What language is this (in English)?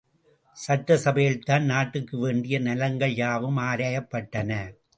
Tamil